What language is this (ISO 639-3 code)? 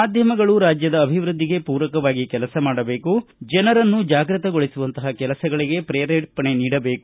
kan